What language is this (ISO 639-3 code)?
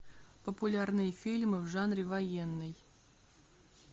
rus